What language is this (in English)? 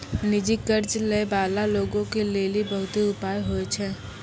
Maithili